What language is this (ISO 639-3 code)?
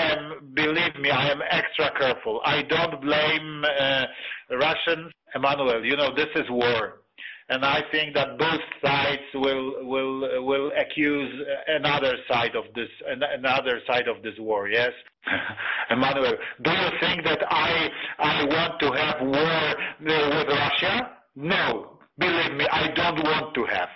ron